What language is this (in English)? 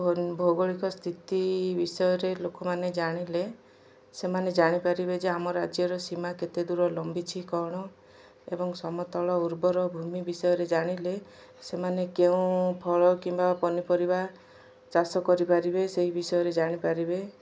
Odia